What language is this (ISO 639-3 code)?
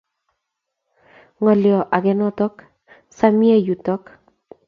kln